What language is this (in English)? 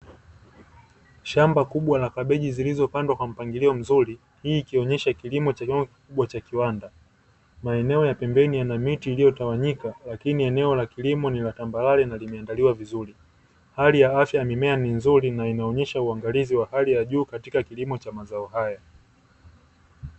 Swahili